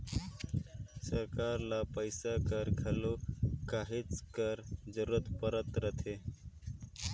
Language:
Chhattisgarhi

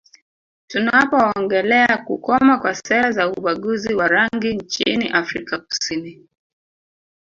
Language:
Swahili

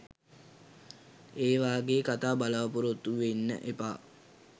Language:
Sinhala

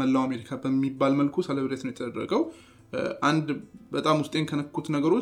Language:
Amharic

